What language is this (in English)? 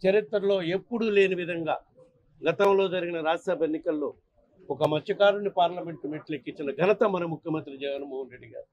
Telugu